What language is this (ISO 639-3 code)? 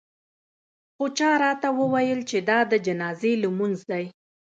pus